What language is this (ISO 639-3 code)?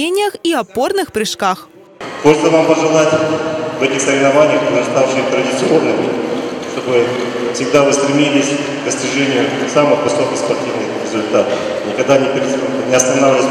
rus